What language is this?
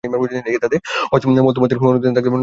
Bangla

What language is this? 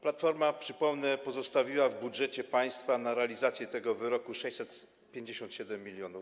Polish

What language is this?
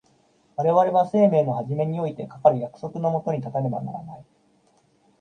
Japanese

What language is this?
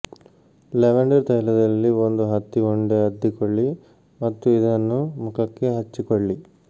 Kannada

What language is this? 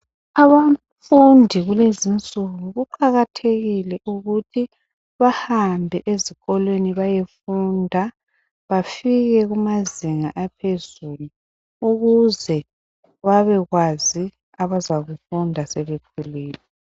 North Ndebele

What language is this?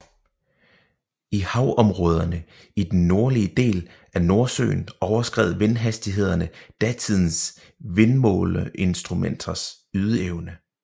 Danish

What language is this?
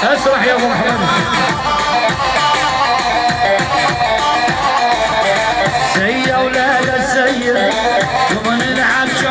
Arabic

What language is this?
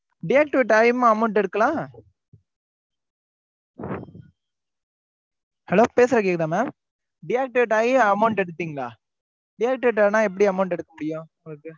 Tamil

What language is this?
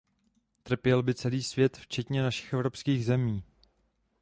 Czech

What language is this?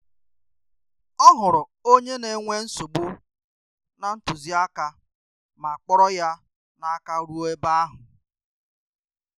Igbo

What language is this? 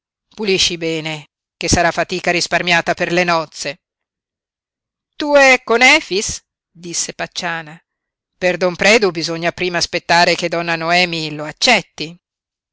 Italian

